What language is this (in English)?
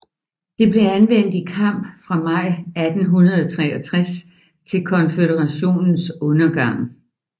Danish